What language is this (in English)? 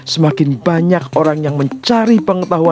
Indonesian